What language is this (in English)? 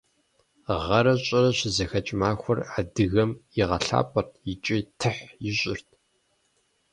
Kabardian